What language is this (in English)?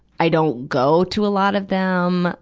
English